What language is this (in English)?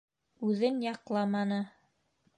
Bashkir